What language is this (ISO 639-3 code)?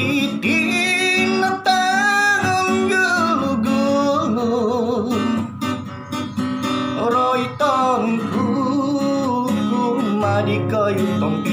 kor